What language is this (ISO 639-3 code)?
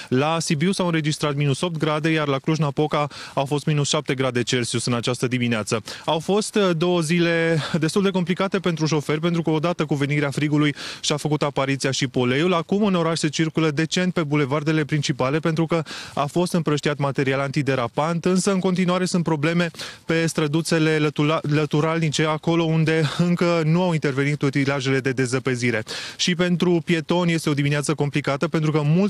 ron